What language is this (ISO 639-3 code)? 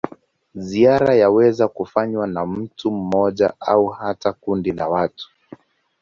swa